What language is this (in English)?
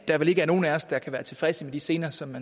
Danish